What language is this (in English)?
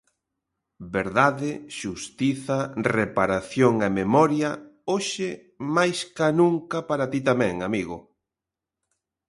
Galician